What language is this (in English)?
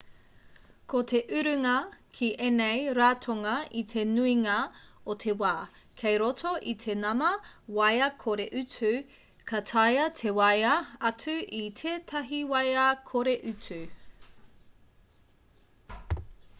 Māori